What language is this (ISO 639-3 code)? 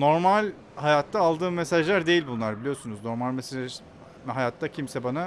tur